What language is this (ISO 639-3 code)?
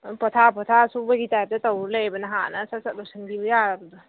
mni